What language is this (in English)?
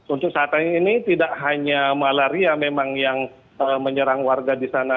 Indonesian